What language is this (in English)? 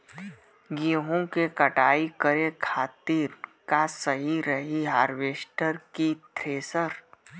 Bhojpuri